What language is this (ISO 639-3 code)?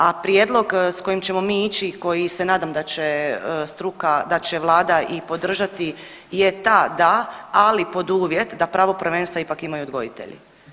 hrv